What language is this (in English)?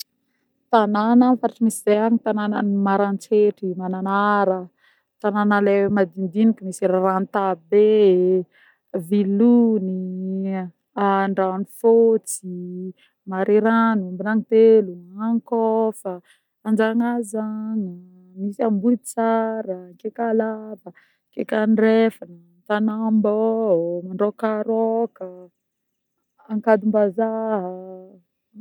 Northern Betsimisaraka Malagasy